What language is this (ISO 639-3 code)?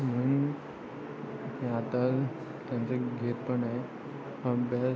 mar